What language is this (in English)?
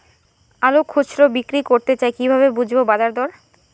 Bangla